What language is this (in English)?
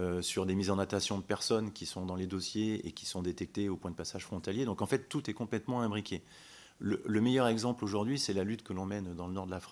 French